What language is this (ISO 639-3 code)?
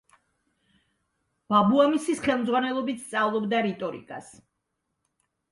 kat